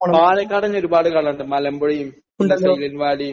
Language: Malayalam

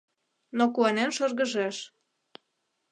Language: Mari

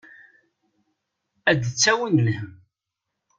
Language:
Kabyle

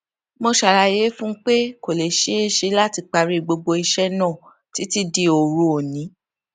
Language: Yoruba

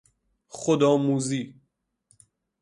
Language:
Persian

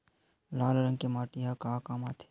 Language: Chhattisgarhi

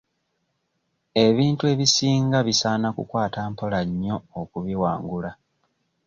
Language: Ganda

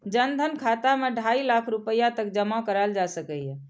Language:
Maithili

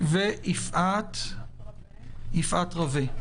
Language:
Hebrew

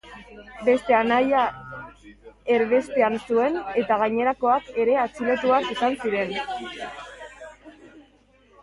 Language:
Basque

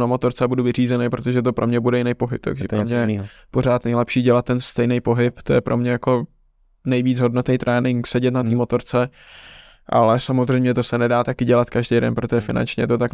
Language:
Czech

